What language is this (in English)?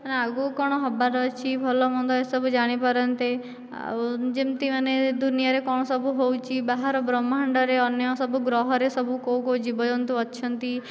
Odia